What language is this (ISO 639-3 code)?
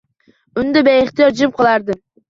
uzb